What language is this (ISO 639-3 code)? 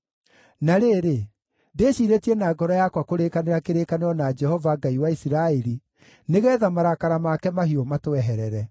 kik